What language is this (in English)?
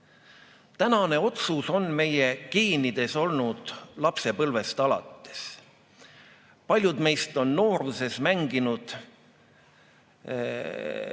Estonian